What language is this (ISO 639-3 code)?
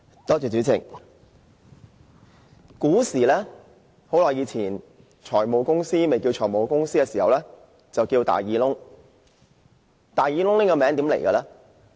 yue